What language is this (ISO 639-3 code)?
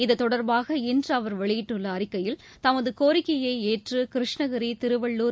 tam